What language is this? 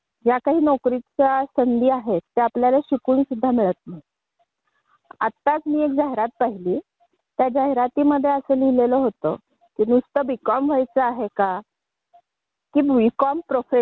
Marathi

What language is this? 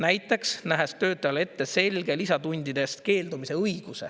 Estonian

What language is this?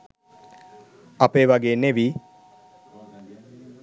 Sinhala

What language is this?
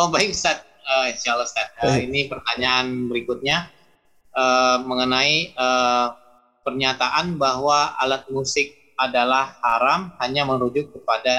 Indonesian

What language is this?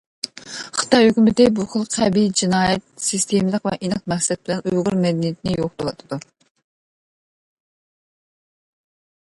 Uyghur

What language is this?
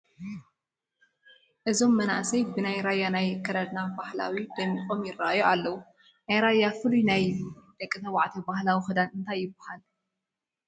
Tigrinya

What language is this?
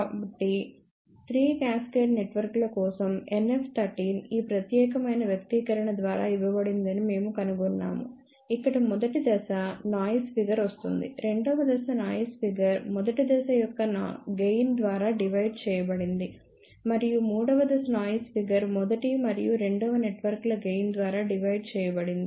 Telugu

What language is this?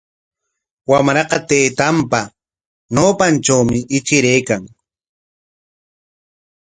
Corongo Ancash Quechua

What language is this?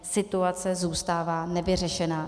Czech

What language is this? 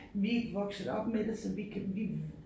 Danish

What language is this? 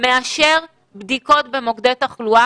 Hebrew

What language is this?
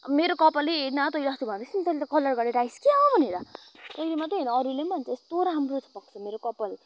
Nepali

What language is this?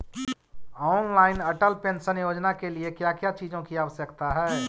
Magahi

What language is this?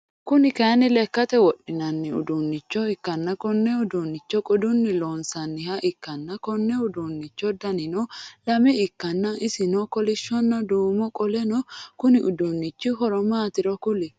Sidamo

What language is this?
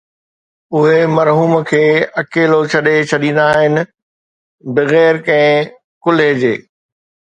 Sindhi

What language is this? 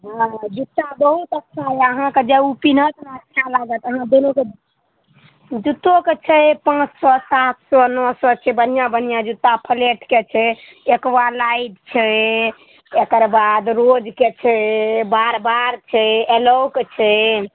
Maithili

